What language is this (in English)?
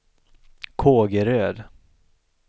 Swedish